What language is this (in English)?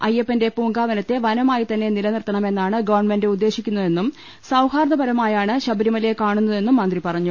Malayalam